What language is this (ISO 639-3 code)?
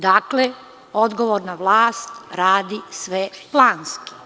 srp